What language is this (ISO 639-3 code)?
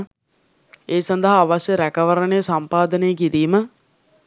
sin